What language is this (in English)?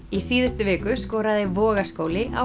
Icelandic